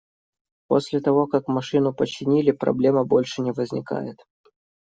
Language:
Russian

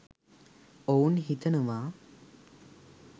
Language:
Sinhala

